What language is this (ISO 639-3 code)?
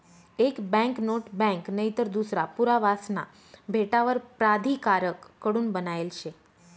mar